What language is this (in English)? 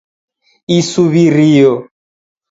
Taita